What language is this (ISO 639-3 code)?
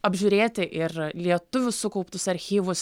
lit